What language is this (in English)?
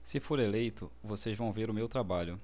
Portuguese